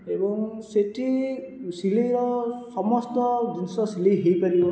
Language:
Odia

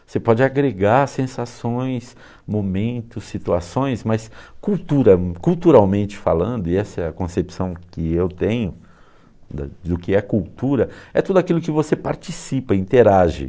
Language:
Portuguese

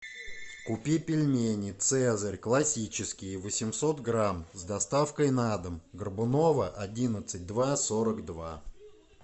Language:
Russian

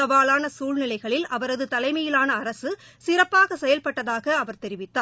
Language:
Tamil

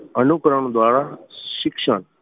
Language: Gujarati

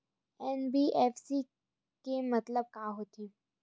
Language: Chhattisgarhi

